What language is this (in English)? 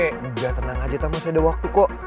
Indonesian